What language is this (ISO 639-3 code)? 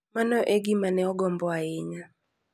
luo